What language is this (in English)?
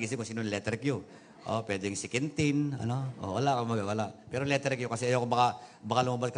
Filipino